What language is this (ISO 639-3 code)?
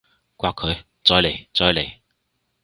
yue